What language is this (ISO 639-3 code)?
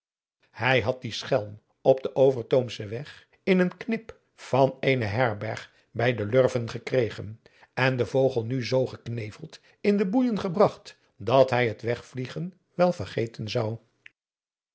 nld